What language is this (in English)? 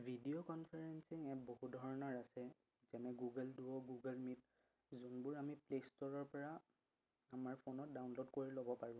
Assamese